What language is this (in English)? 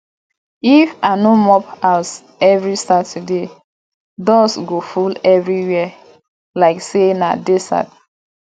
Nigerian Pidgin